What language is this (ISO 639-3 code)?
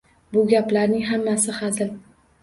uzb